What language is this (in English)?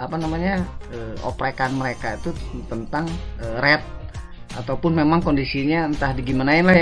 Indonesian